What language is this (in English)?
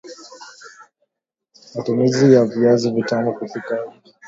Swahili